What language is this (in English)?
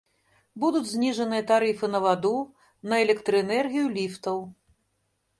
Belarusian